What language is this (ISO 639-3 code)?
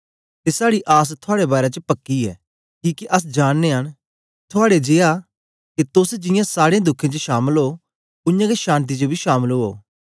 doi